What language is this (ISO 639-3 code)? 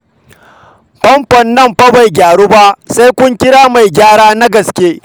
hau